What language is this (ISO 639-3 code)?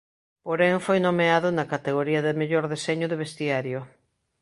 glg